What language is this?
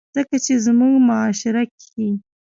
Pashto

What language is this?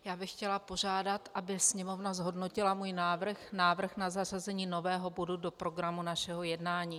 Czech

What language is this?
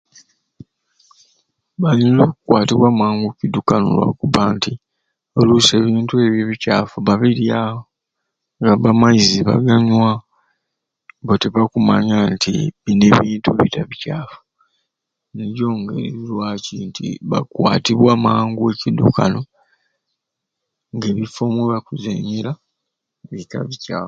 Ruuli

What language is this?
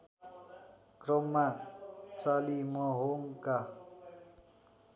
Nepali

